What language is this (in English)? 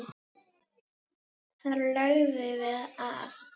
Icelandic